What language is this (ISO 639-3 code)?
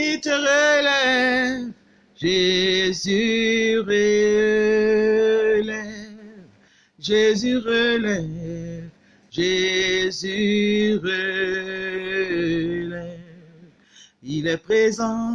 fra